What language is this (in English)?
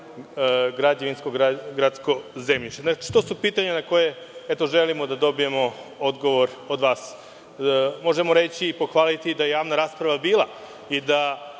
Serbian